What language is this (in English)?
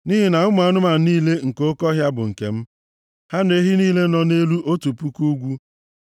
Igbo